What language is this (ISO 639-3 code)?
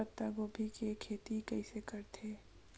hne